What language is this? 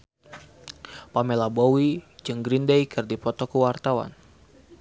Sundanese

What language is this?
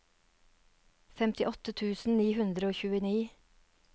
Norwegian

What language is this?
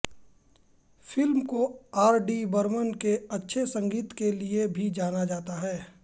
Hindi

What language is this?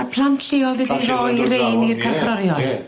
Welsh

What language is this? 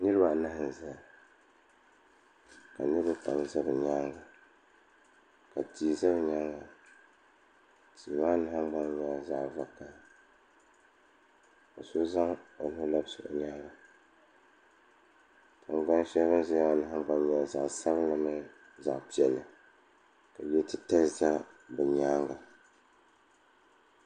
Dagbani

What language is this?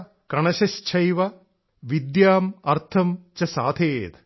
Malayalam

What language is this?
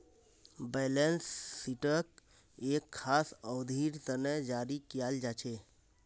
Magahi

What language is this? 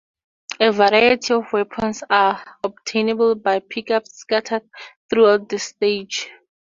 English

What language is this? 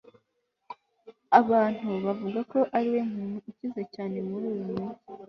Kinyarwanda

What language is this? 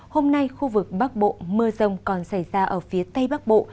Vietnamese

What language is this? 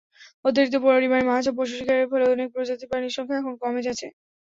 Bangla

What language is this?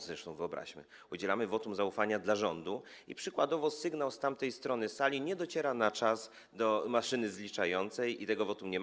Polish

